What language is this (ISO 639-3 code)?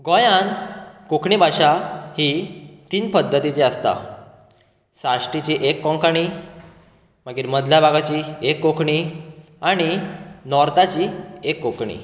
kok